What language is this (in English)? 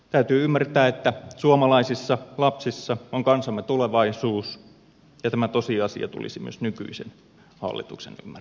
Finnish